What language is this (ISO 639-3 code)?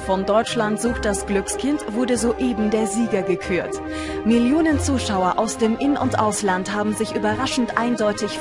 deu